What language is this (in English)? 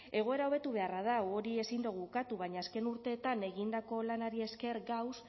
Basque